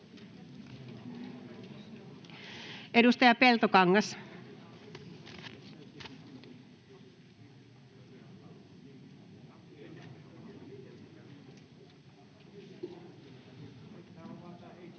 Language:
Finnish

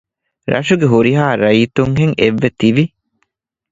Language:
Divehi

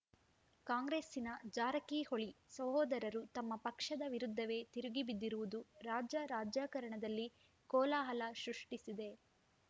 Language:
Kannada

